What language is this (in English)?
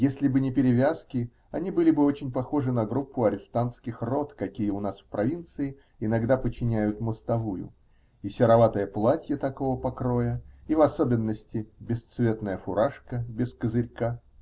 Russian